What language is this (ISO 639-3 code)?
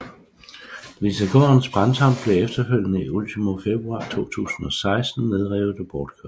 dan